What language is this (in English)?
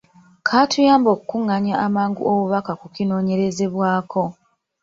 Ganda